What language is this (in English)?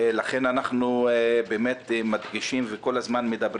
Hebrew